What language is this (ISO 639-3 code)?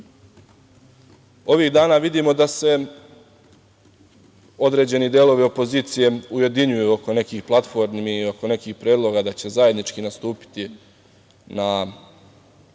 srp